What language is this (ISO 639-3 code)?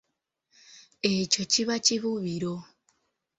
lug